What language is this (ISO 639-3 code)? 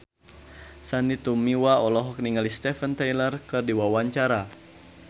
sun